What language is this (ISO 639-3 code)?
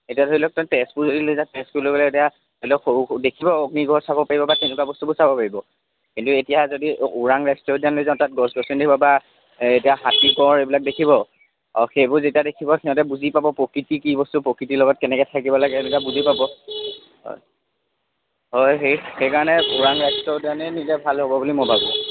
asm